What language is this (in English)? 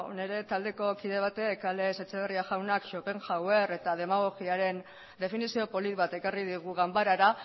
Basque